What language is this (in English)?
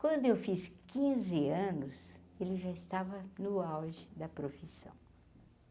Portuguese